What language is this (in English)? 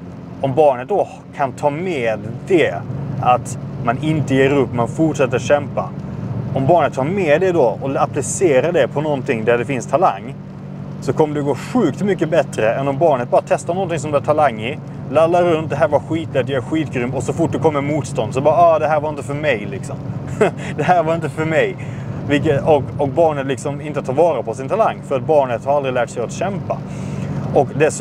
Swedish